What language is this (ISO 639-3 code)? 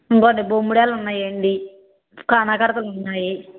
tel